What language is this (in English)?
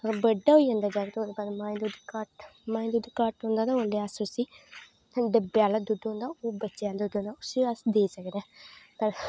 Dogri